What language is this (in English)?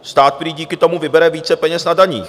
Czech